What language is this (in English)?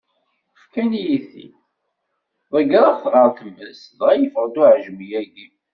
Kabyle